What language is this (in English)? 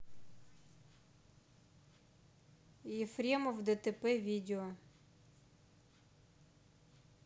Russian